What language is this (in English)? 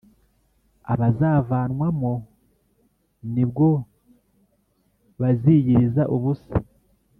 Kinyarwanda